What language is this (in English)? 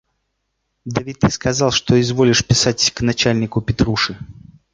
Russian